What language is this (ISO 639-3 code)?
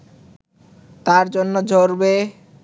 ben